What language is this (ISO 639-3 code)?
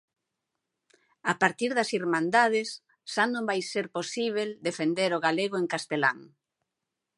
glg